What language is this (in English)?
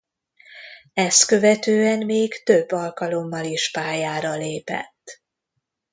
Hungarian